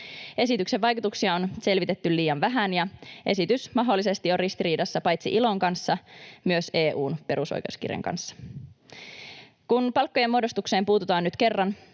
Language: Finnish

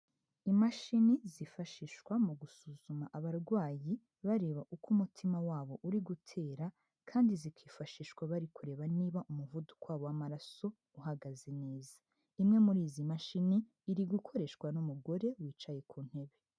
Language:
Kinyarwanda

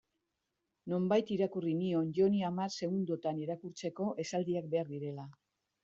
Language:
Basque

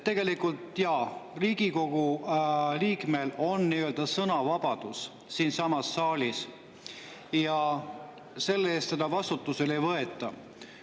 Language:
Estonian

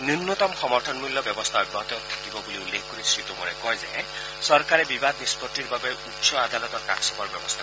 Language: Assamese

